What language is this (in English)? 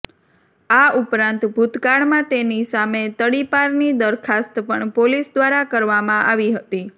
Gujarati